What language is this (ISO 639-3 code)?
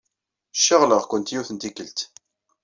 kab